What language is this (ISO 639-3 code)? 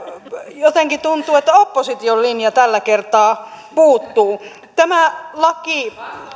fin